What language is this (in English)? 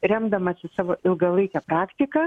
Lithuanian